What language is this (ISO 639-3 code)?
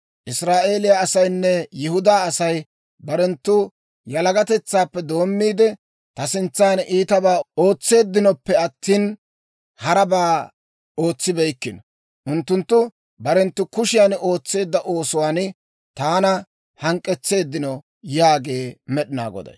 dwr